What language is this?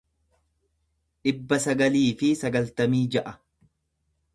Oromo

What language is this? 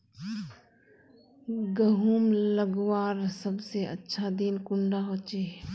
Magahi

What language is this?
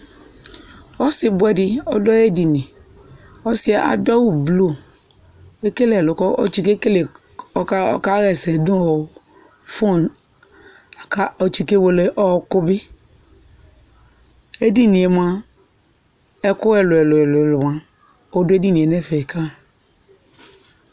Ikposo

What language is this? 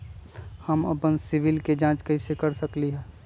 Magahi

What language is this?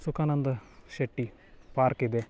Kannada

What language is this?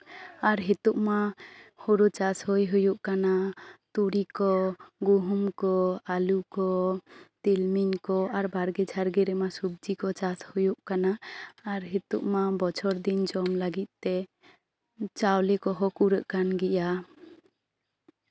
Santali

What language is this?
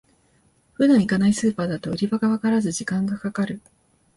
Japanese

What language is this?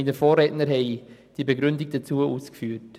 Swiss German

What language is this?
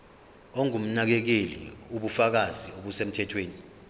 Zulu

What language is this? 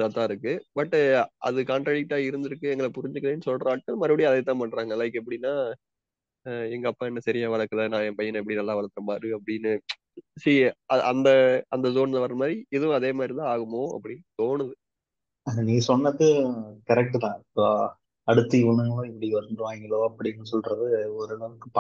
Tamil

